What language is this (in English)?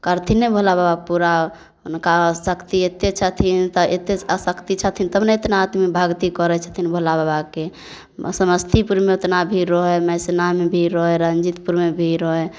Maithili